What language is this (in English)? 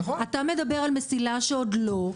Hebrew